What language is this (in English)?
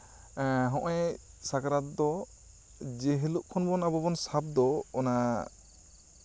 Santali